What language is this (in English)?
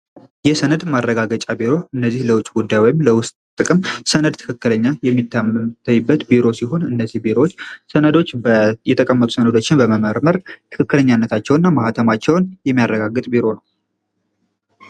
Amharic